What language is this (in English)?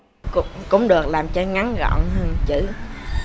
Vietnamese